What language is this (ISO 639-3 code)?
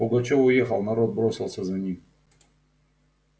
rus